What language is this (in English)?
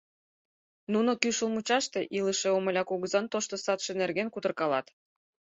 Mari